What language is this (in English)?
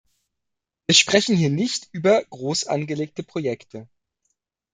German